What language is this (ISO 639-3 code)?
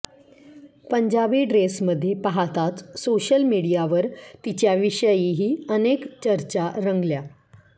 mar